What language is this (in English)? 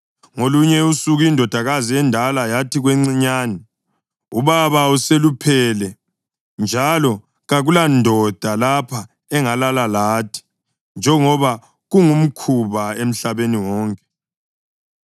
North Ndebele